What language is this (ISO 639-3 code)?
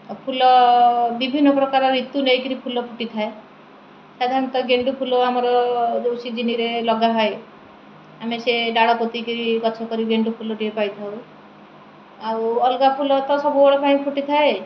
ori